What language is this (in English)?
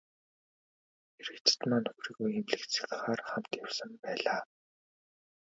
Mongolian